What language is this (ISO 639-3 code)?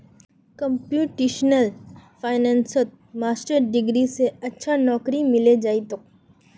mag